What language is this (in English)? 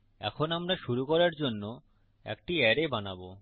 Bangla